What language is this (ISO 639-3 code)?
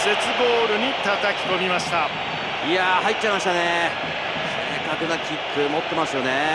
jpn